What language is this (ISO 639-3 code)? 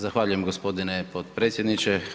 hrv